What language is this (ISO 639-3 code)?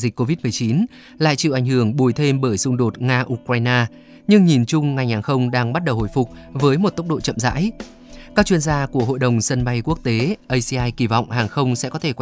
vie